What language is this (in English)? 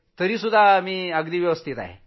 Marathi